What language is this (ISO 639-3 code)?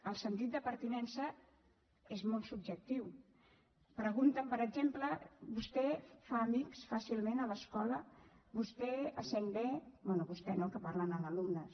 cat